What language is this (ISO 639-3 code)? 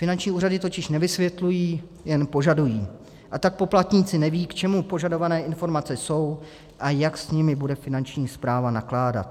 ces